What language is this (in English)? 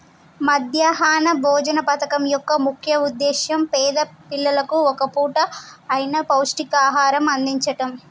Telugu